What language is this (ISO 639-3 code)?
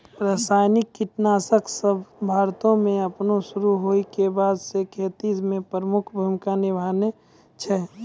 mai